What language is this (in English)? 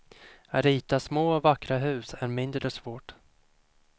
Swedish